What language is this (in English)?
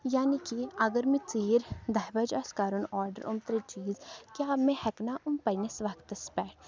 Kashmiri